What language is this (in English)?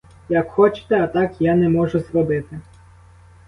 Ukrainian